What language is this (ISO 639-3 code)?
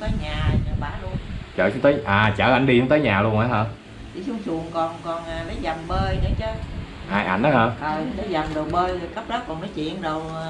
vie